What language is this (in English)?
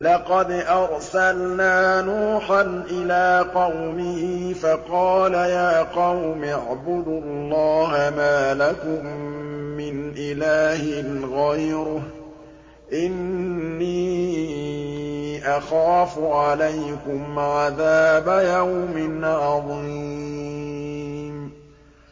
Arabic